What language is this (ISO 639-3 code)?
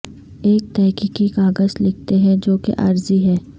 urd